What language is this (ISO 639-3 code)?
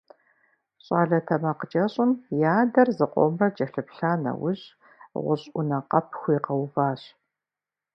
kbd